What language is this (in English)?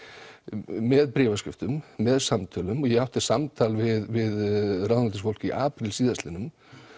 Icelandic